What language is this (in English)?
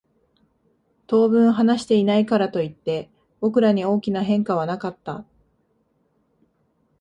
Japanese